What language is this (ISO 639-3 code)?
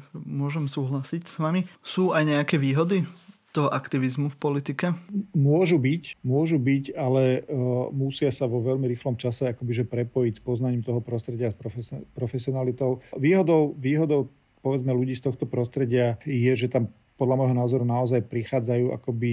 slk